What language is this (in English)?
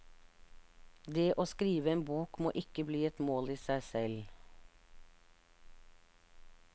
Norwegian